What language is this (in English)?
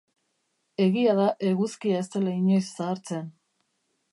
Basque